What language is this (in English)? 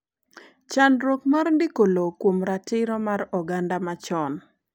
Luo (Kenya and Tanzania)